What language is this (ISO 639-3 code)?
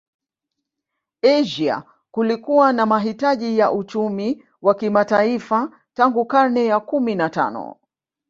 swa